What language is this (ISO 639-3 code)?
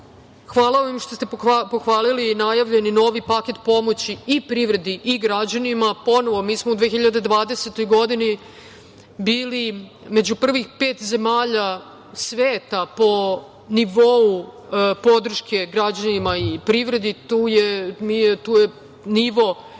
srp